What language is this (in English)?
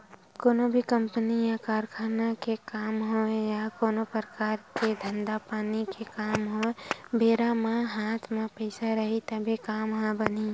Chhattisgarhi